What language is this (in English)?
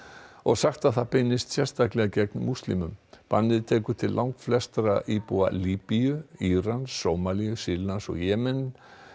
Icelandic